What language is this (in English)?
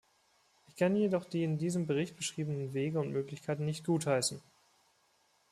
German